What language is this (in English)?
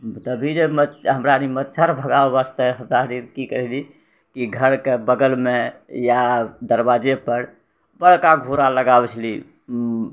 Maithili